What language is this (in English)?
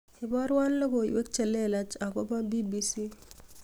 Kalenjin